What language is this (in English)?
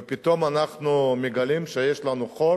Hebrew